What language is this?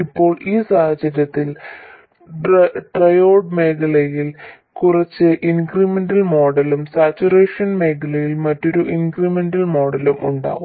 Malayalam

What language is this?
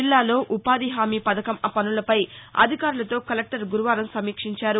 Telugu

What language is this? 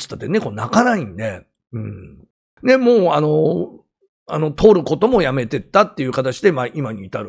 Japanese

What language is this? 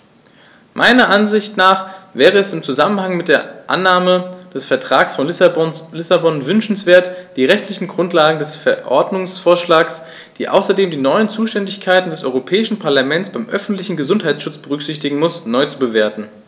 German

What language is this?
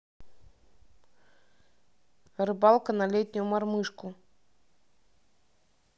Russian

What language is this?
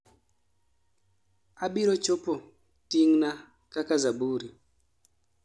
Luo (Kenya and Tanzania)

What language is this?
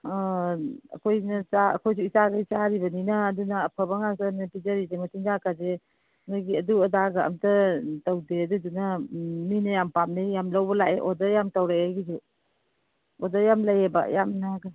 Manipuri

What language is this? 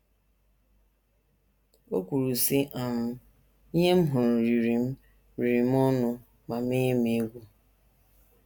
Igbo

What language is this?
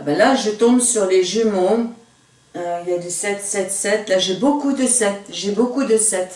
French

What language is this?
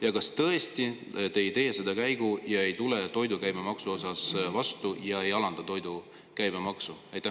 Estonian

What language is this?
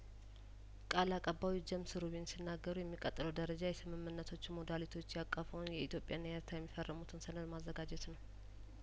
Amharic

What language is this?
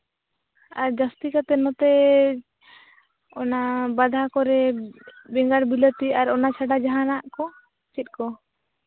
Santali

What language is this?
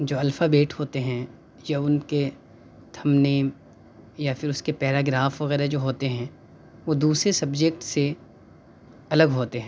Urdu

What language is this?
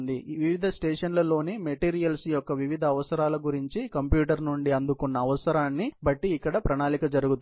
Telugu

